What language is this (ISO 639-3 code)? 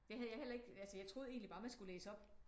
dan